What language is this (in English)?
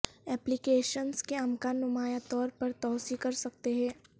Urdu